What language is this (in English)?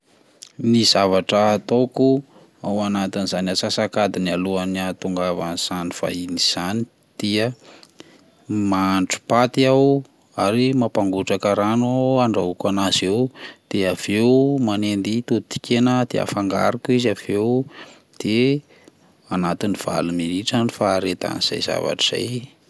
Malagasy